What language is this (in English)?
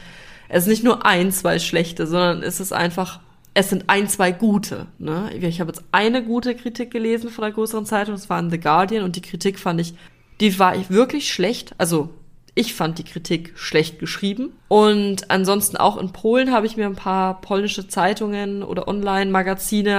German